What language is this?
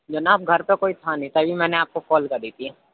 Urdu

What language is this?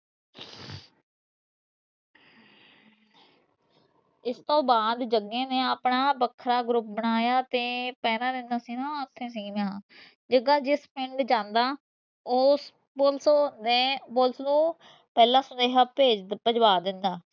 Punjabi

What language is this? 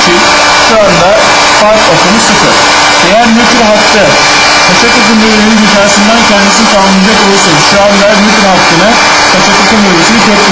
Turkish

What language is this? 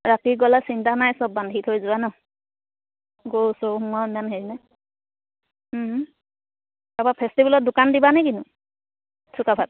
Assamese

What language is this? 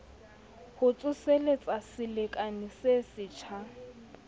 Southern Sotho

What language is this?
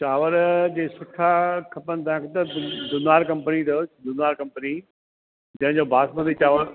Sindhi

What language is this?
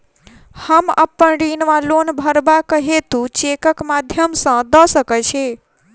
Maithili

